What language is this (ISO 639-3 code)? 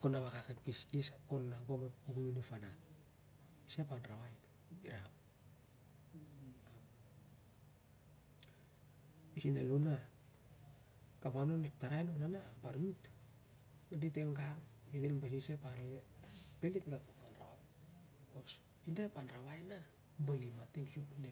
sjr